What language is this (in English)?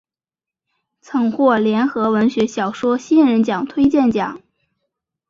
Chinese